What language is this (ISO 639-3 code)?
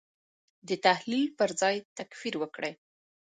pus